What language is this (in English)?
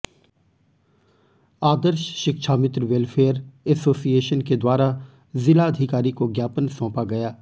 Hindi